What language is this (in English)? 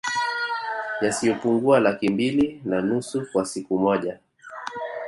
Swahili